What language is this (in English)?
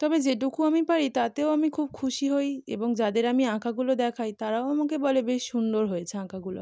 Bangla